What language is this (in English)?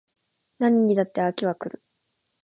Japanese